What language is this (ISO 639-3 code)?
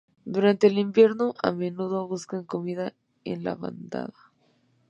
spa